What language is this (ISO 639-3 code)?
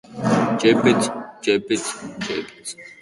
eus